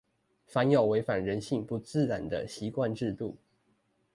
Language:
Chinese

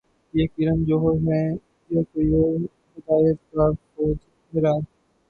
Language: Urdu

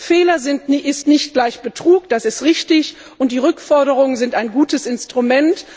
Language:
German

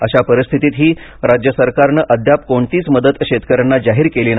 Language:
Marathi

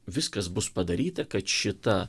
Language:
Lithuanian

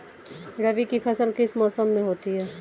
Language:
Hindi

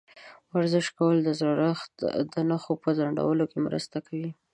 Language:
Pashto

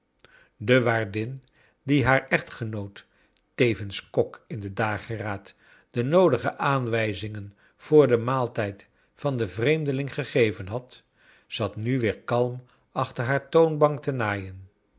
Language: Dutch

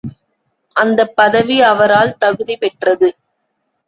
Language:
Tamil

